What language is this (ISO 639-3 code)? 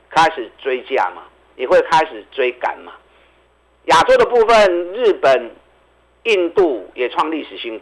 zho